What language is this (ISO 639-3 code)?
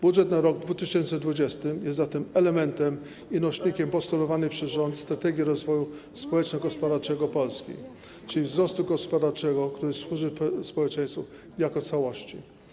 pol